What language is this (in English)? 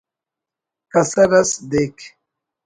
Brahui